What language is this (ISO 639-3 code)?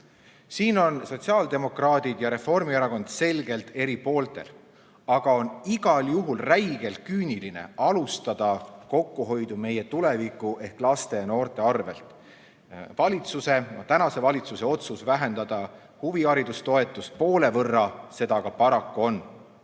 est